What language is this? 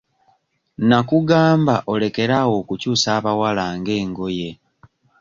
Ganda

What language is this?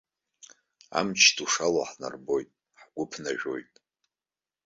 Abkhazian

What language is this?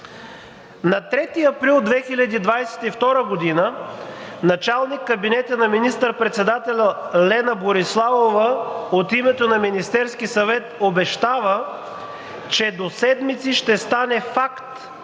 Bulgarian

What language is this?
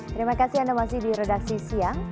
Indonesian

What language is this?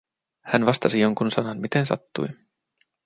Finnish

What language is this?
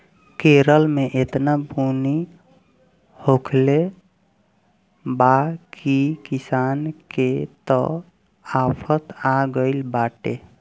Bhojpuri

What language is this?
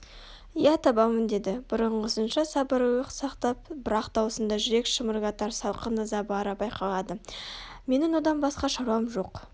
Kazakh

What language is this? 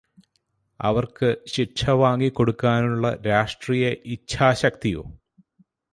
Malayalam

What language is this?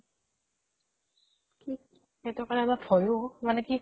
Assamese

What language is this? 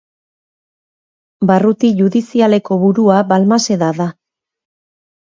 Basque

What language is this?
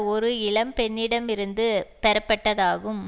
Tamil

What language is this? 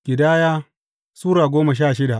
Hausa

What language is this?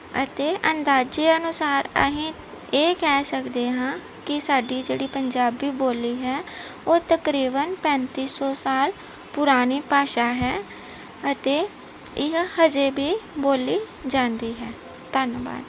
Punjabi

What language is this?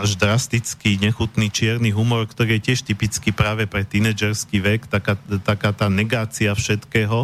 Slovak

